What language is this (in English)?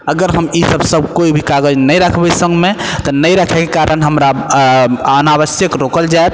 Maithili